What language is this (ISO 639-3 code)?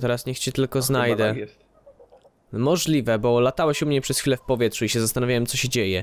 pol